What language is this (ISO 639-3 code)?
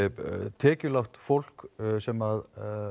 isl